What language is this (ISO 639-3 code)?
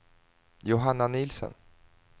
swe